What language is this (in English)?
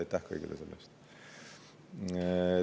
Estonian